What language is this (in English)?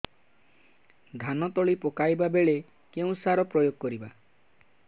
Odia